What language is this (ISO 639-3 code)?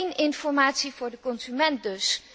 nld